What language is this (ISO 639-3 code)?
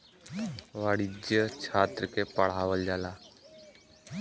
bho